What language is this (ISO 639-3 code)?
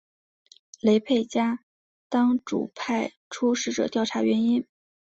zho